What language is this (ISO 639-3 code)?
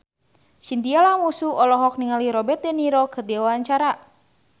sun